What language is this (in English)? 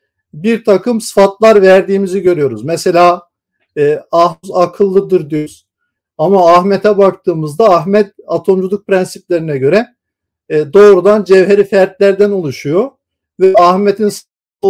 Turkish